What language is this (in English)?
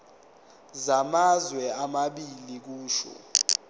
Zulu